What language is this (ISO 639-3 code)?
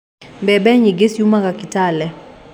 kik